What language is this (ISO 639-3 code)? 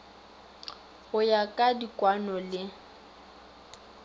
nso